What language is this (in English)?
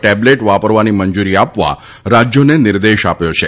Gujarati